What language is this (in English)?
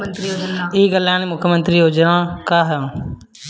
Bhojpuri